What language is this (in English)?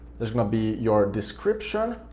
English